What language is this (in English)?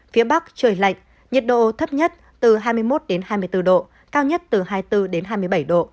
Vietnamese